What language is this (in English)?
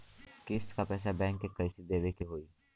Bhojpuri